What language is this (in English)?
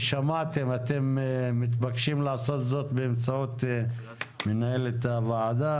Hebrew